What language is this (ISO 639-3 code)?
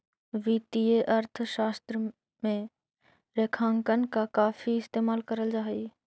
mag